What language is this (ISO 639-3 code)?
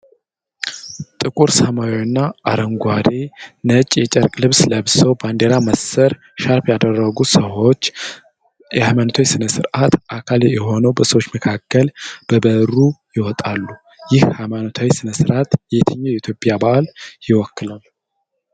amh